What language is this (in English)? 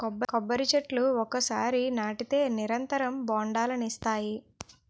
Telugu